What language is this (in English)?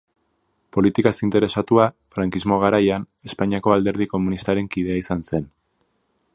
Basque